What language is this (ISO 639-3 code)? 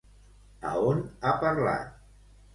cat